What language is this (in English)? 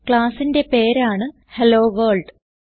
Malayalam